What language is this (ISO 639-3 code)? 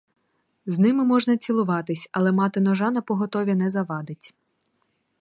ukr